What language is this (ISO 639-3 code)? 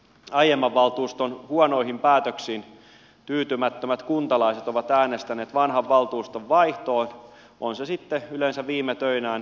fin